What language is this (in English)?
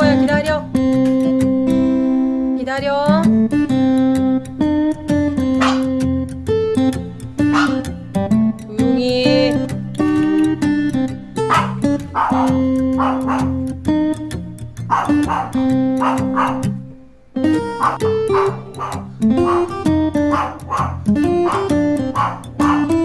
Korean